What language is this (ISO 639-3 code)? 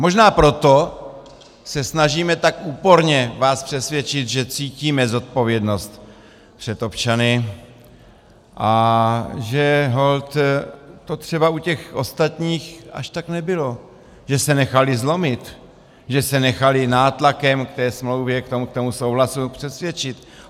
ces